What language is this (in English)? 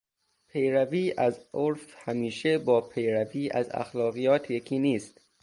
Persian